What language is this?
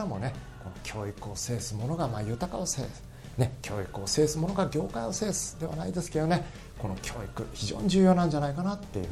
Japanese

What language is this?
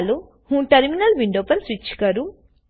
Gujarati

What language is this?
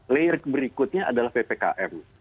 Indonesian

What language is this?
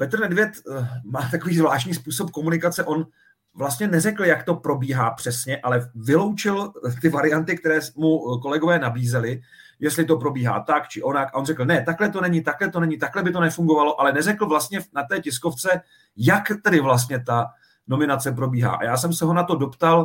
Czech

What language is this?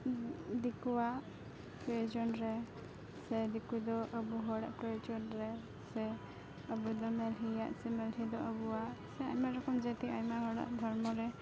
Santali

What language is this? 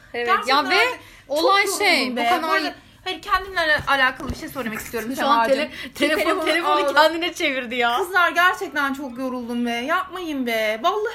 Turkish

